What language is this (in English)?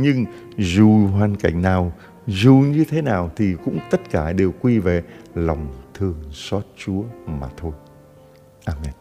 Vietnamese